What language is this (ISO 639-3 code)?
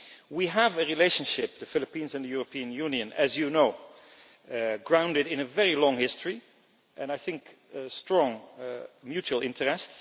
eng